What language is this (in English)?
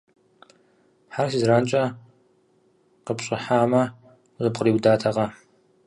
Kabardian